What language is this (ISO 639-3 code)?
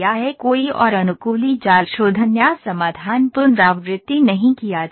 hin